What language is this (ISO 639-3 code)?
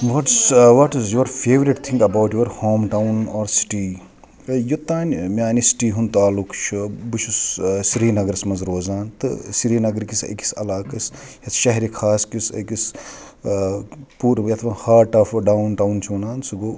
kas